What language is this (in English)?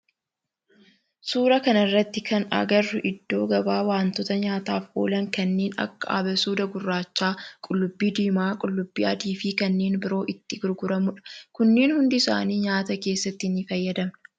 Oromo